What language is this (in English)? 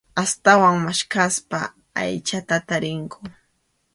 Arequipa-La Unión Quechua